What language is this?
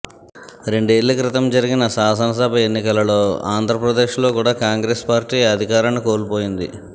Telugu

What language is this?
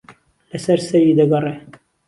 Central Kurdish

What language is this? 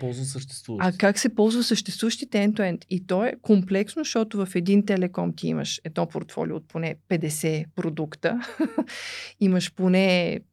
Bulgarian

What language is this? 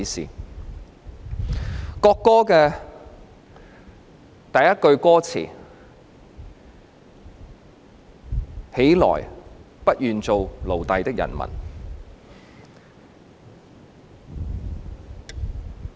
Cantonese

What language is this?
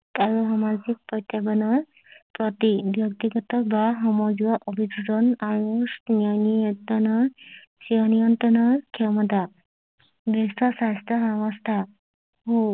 Assamese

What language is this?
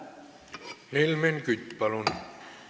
Estonian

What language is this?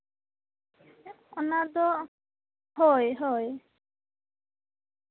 Santali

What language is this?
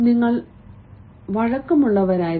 Malayalam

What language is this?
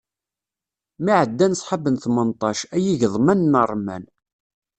Kabyle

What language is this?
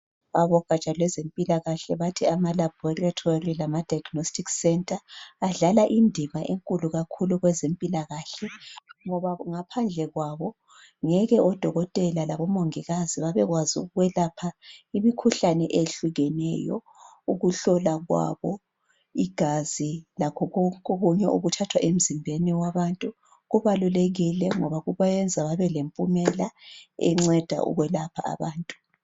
North Ndebele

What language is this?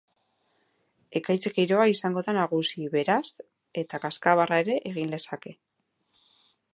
Basque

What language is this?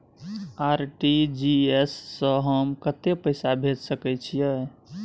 Maithili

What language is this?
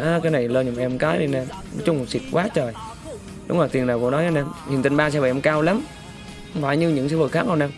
Vietnamese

